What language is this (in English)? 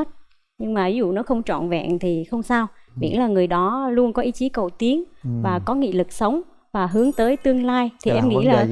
Vietnamese